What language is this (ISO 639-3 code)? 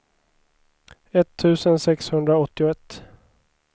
swe